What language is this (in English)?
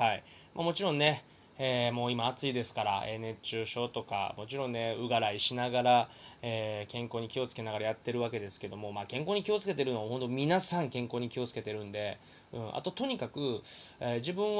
Japanese